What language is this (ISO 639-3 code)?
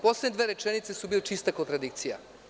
srp